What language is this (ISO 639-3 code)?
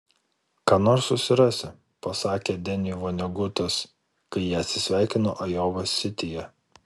lit